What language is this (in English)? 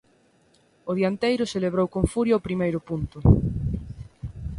Galician